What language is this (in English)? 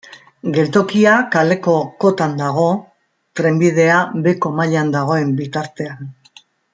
Basque